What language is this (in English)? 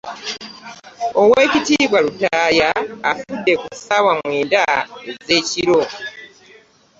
Ganda